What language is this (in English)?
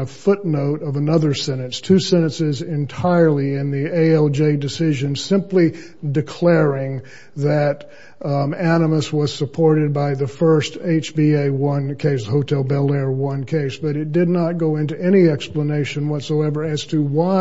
English